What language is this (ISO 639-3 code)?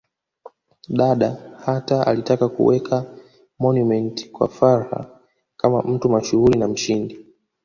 swa